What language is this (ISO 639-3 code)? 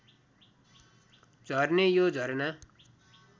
nep